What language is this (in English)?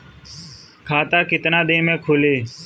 Bhojpuri